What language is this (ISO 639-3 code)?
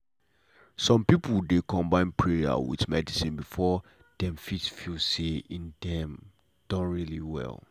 pcm